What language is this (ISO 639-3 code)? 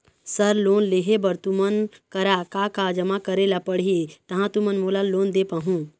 hne